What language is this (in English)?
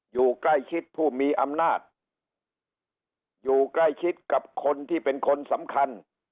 Thai